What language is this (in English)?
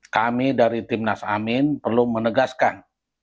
Indonesian